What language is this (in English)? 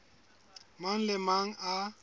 Southern Sotho